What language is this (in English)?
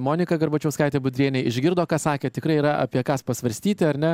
Lithuanian